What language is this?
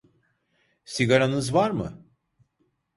Turkish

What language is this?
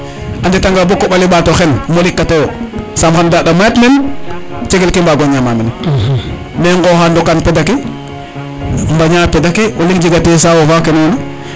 Serer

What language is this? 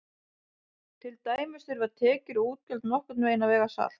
Icelandic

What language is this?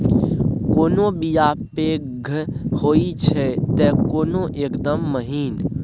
Maithili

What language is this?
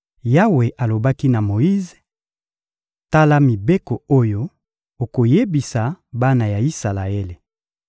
Lingala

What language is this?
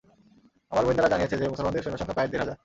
Bangla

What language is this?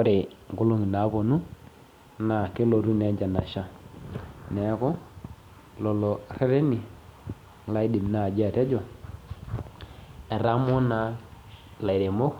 Masai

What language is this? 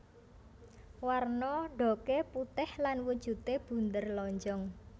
Javanese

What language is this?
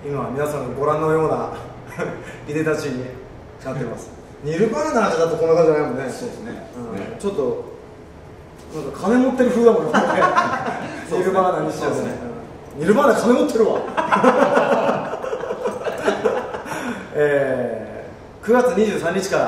Japanese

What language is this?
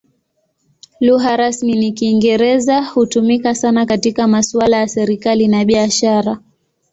Swahili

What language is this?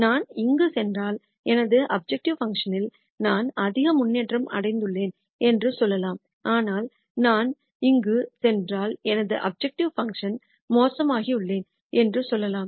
Tamil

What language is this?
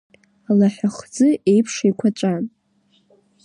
Abkhazian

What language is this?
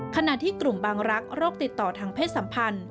Thai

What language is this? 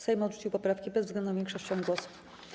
Polish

